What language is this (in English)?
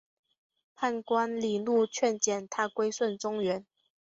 Chinese